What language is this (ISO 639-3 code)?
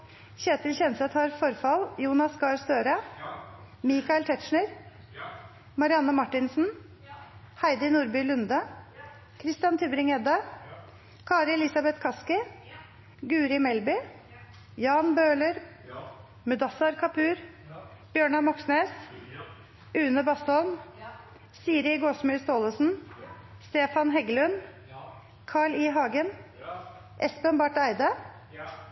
nno